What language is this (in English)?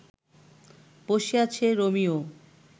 Bangla